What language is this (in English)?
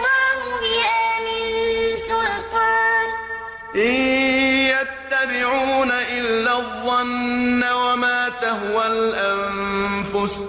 Arabic